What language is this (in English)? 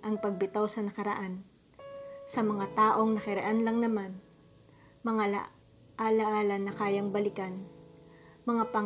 Filipino